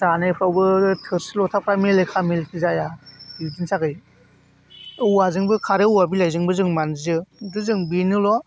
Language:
Bodo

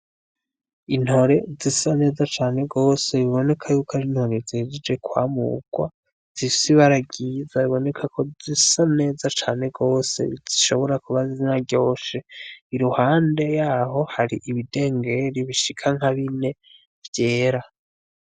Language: Rundi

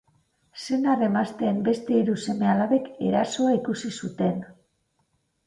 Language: Basque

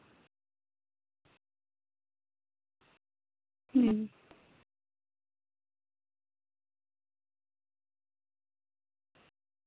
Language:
Santali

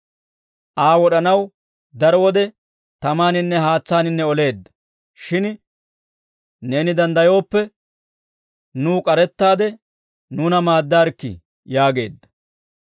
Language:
Dawro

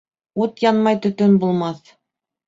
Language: Bashkir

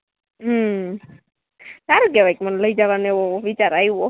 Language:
Gujarati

